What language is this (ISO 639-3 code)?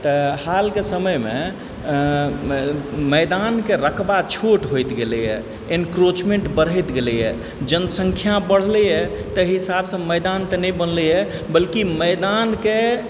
mai